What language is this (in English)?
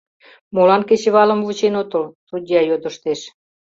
Mari